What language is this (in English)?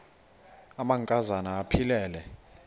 Xhosa